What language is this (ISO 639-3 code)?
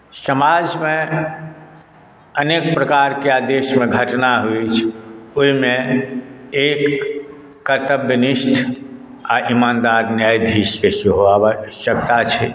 mai